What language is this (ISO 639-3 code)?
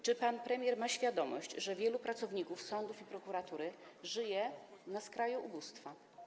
pol